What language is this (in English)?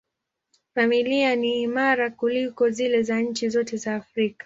Swahili